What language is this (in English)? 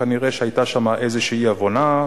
Hebrew